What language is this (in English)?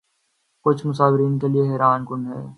Urdu